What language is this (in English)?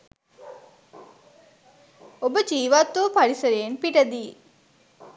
Sinhala